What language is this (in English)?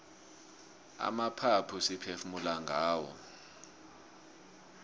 South Ndebele